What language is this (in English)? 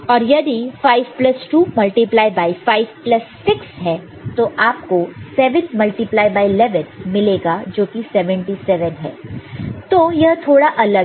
Hindi